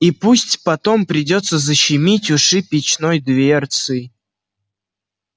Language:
Russian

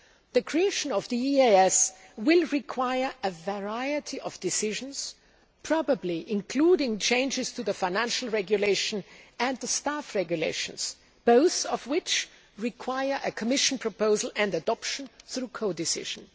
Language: English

